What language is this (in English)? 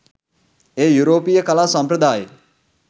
Sinhala